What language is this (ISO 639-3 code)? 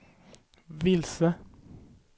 swe